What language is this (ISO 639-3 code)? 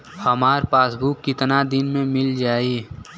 bho